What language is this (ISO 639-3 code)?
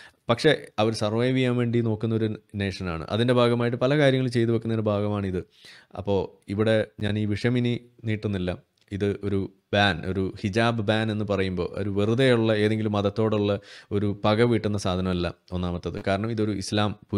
mal